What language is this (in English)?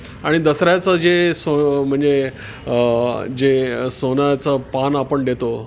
Marathi